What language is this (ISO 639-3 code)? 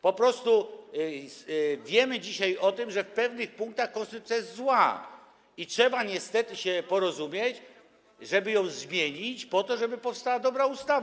pol